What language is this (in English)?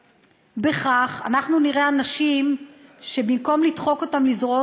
Hebrew